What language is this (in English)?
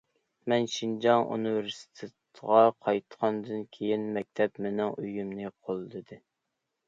Uyghur